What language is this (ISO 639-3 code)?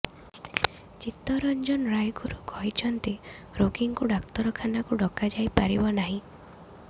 ori